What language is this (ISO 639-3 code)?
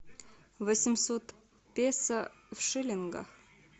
rus